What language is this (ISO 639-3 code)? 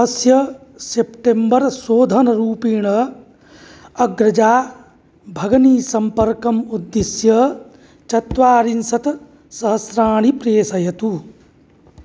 san